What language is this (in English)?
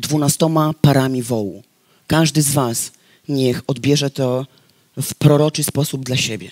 Polish